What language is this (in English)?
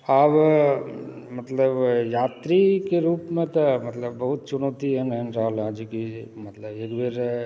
Maithili